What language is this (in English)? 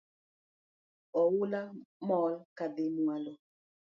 Luo (Kenya and Tanzania)